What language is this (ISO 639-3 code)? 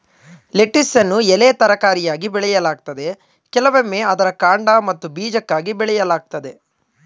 kan